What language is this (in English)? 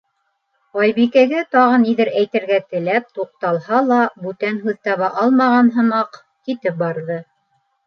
Bashkir